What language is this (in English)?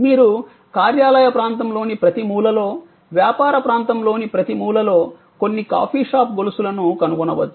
Telugu